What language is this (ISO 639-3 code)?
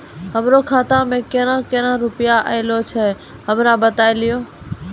mai